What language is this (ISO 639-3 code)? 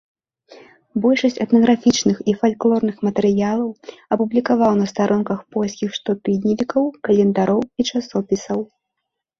bel